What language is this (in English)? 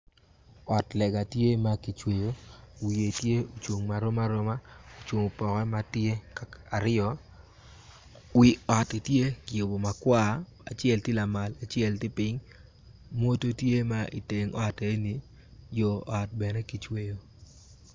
Acoli